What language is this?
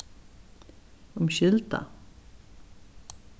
Faroese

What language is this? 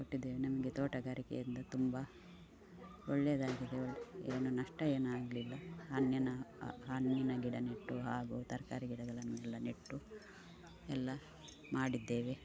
Kannada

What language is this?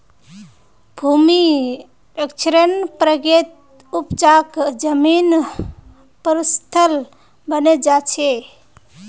Magahi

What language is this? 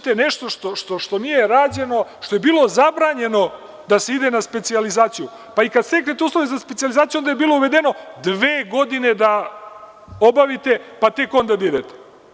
Serbian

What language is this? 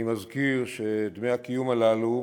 Hebrew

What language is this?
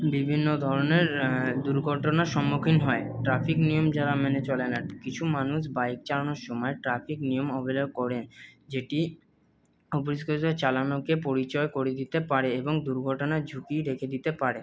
Bangla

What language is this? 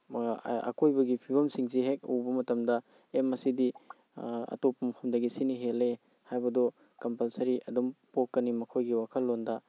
Manipuri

